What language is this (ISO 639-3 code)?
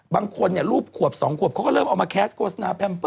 tha